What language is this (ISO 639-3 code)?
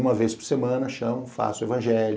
por